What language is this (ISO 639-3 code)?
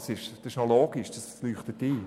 gsw